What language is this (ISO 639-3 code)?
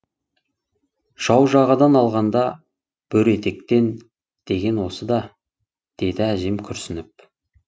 kaz